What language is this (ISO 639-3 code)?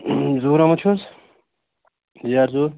kas